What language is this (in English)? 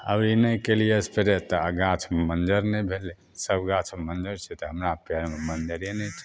Maithili